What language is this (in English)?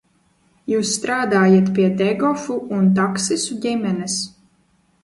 Latvian